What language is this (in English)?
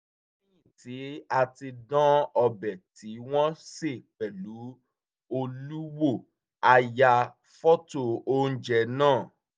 Yoruba